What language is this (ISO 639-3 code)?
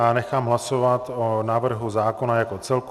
ces